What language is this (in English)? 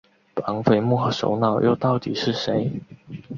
Chinese